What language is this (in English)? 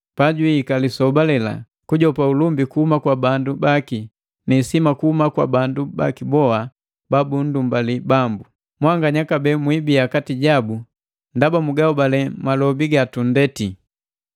Matengo